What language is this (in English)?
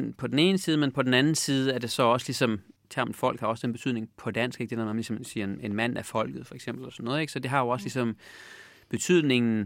Danish